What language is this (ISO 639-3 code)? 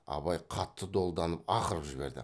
kaz